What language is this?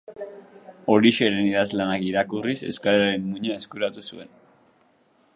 Basque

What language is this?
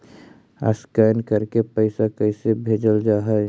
Magahi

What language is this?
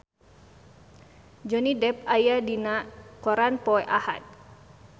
Sundanese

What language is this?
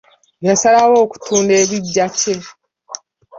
Ganda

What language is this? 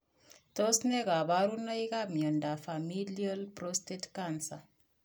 Kalenjin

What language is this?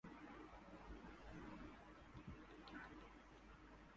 Bangla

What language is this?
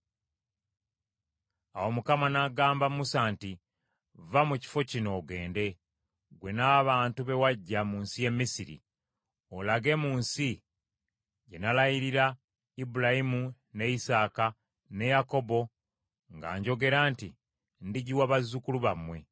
Ganda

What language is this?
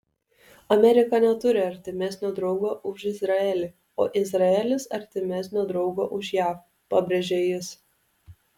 Lithuanian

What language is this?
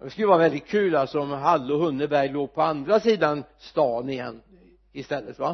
Swedish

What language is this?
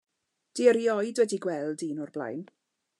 Welsh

